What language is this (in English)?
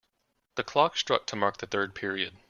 English